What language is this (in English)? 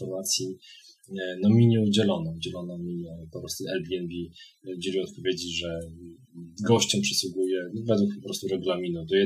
Polish